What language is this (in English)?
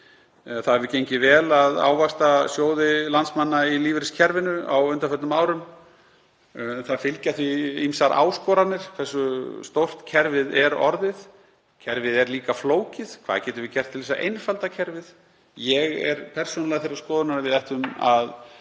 Icelandic